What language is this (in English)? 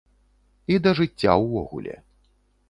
Belarusian